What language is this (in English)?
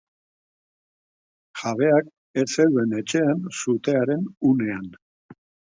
Basque